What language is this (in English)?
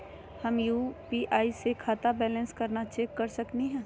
Magahi